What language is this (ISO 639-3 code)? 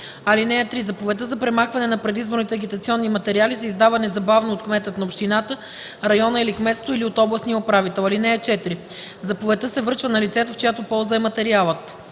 bul